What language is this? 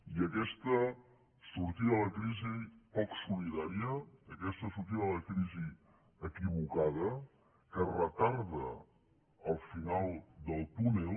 Catalan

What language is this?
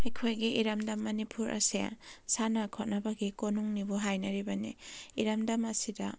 Manipuri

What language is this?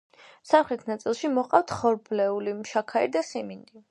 Georgian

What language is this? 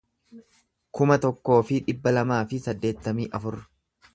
Oromo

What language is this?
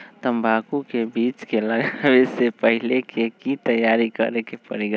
Magahi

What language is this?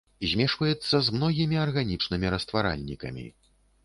Belarusian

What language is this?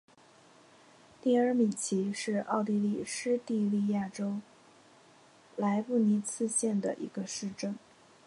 Chinese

